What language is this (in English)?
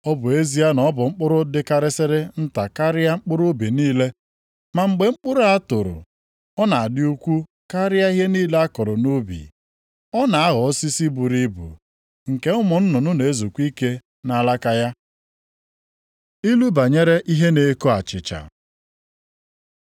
Igbo